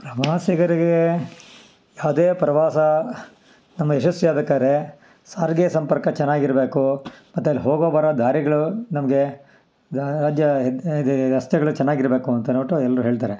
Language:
Kannada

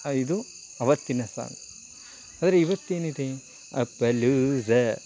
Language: Kannada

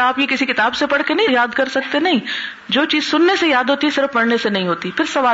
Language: Urdu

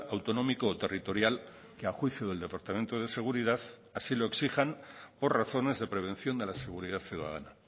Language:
Spanish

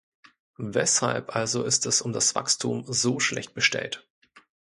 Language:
German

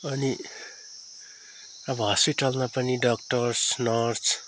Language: Nepali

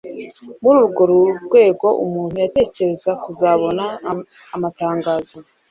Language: Kinyarwanda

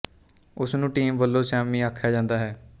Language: Punjabi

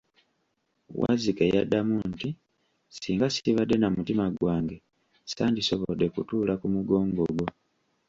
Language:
Ganda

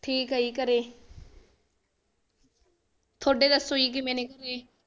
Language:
Punjabi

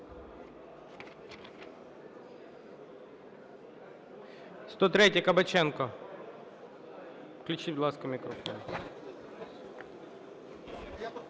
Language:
Ukrainian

